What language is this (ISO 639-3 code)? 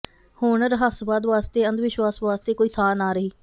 pan